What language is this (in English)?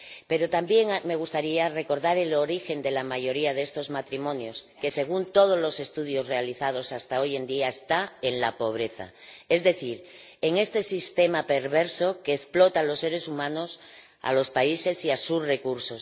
Spanish